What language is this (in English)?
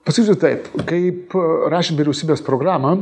Lithuanian